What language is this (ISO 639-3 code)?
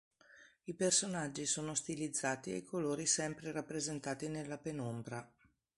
ita